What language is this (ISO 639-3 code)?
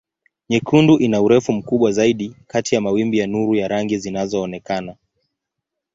swa